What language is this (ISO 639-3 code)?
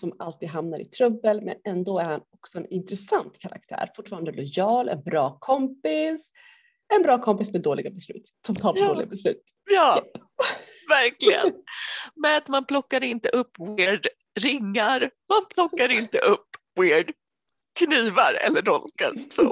swe